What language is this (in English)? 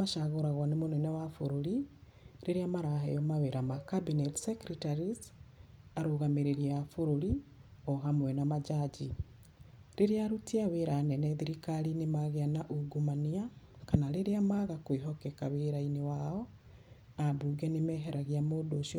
Kikuyu